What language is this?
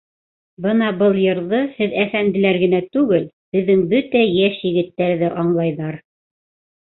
Bashkir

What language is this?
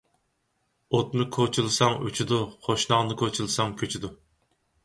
Uyghur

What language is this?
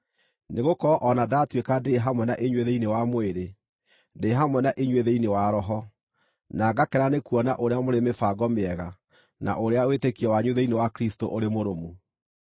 Kikuyu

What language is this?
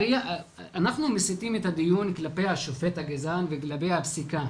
Hebrew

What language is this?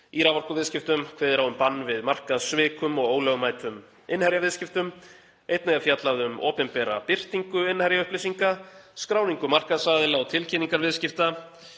Icelandic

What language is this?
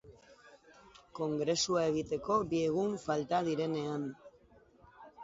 Basque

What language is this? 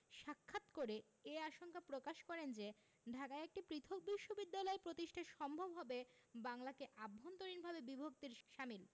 Bangla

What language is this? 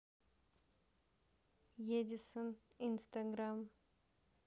Russian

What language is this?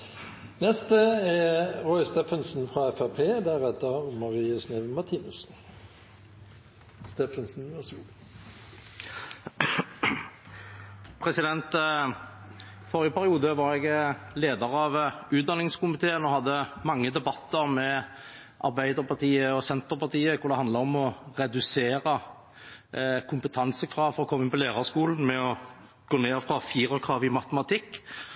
Norwegian Bokmål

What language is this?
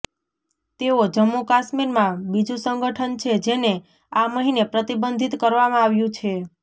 Gujarati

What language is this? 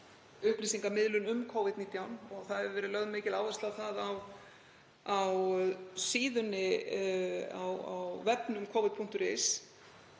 Icelandic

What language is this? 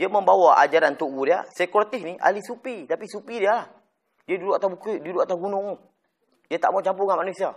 Malay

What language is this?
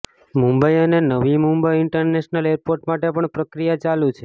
Gujarati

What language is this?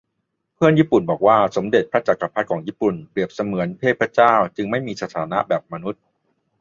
Thai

